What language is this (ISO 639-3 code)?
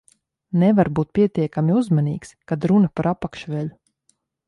lav